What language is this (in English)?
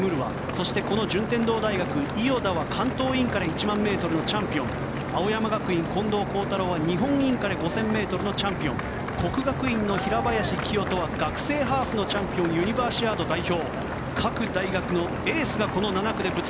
Japanese